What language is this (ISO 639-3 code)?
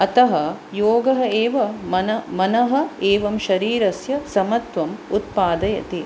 san